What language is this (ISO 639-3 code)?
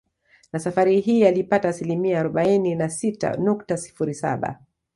swa